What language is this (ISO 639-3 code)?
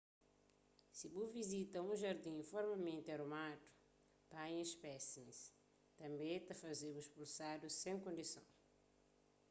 kea